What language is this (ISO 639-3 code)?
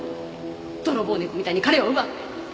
jpn